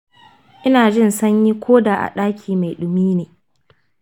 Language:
Hausa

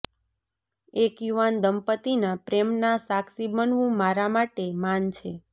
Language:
Gujarati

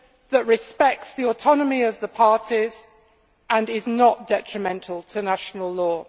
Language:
English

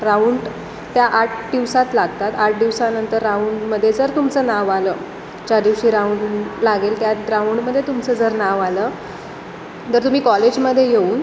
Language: Marathi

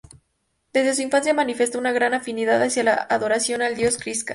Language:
Spanish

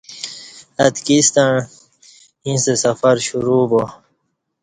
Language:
Kati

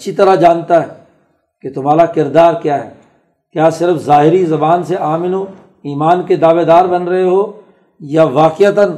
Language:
Urdu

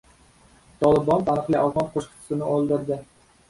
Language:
Uzbek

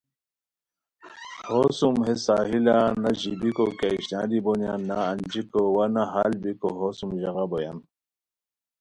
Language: Khowar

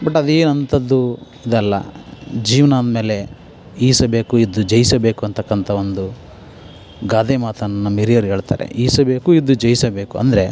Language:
Kannada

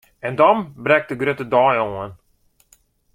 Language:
Western Frisian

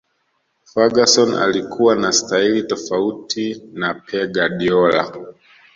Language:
Swahili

